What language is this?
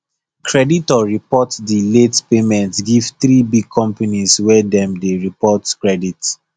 Nigerian Pidgin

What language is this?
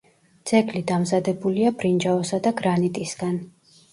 Georgian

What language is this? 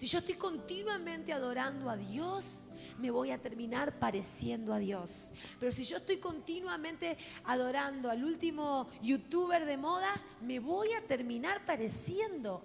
Spanish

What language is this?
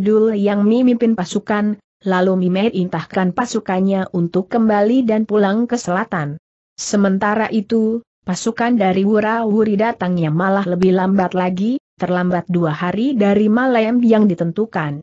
Indonesian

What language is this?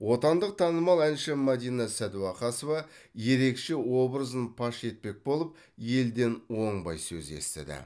Kazakh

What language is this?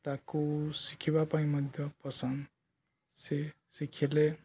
Odia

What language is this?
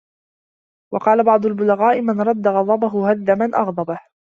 Arabic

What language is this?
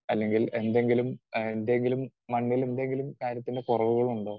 Malayalam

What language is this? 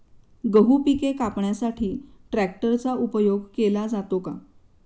Marathi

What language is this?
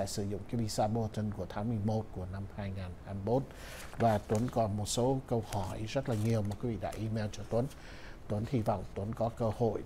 Vietnamese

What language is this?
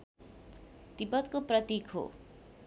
Nepali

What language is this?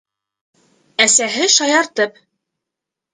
Bashkir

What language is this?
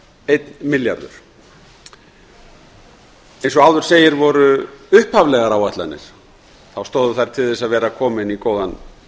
Icelandic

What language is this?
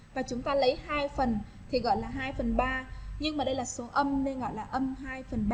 Vietnamese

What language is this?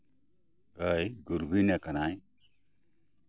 Santali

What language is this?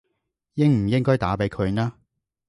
Cantonese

